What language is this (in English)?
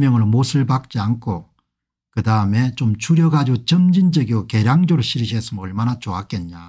Korean